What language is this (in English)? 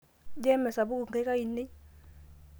Masai